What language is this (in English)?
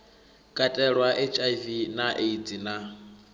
Venda